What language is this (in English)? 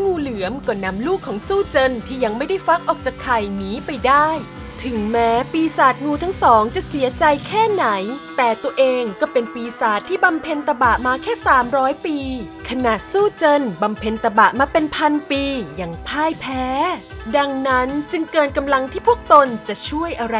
Thai